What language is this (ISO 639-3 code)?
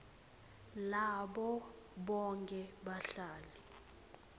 ssw